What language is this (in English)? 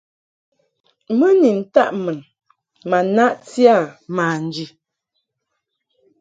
Mungaka